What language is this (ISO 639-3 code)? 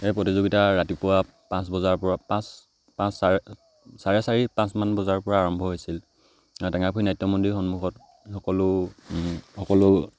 asm